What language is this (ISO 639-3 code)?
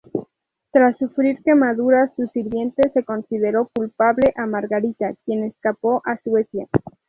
spa